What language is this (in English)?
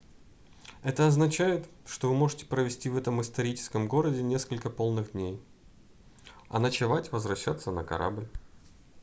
Russian